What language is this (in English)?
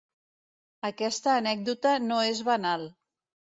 Catalan